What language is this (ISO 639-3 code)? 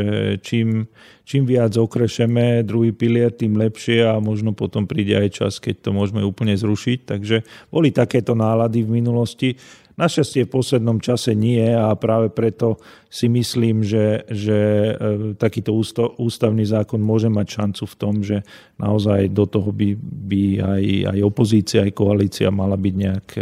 slk